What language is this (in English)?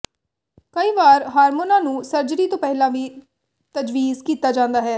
Punjabi